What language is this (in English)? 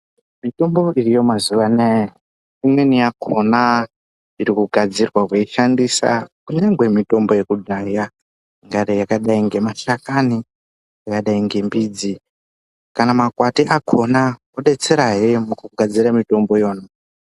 Ndau